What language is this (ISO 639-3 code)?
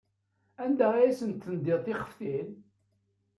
kab